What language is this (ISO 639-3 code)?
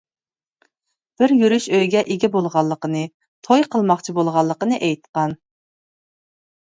uig